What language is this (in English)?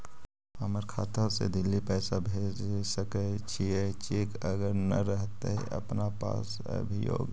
Magahi